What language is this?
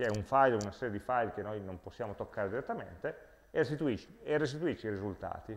Italian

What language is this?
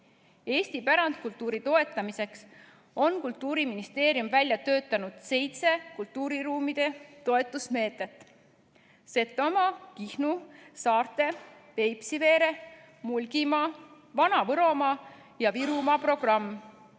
Estonian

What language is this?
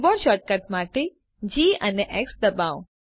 Gujarati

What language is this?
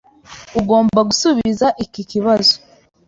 Kinyarwanda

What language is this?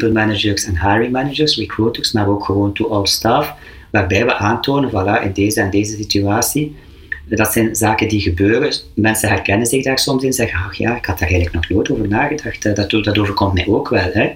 Dutch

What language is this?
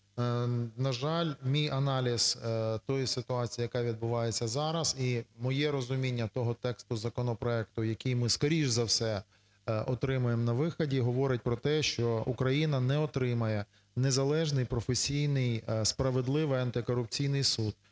Ukrainian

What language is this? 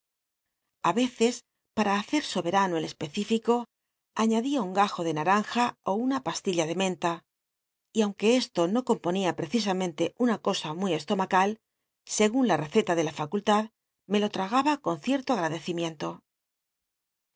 Spanish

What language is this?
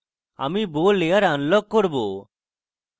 Bangla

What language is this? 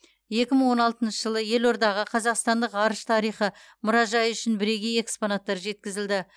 Kazakh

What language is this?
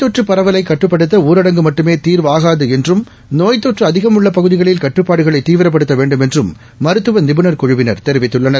Tamil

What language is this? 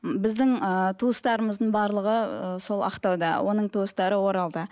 Kazakh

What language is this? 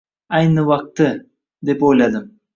Uzbek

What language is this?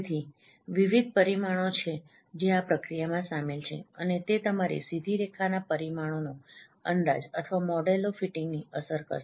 Gujarati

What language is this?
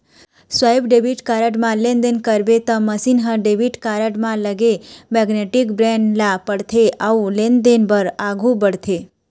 Chhattisgarhi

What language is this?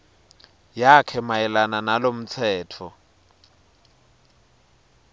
Swati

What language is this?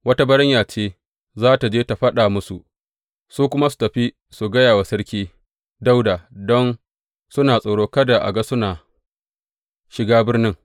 Hausa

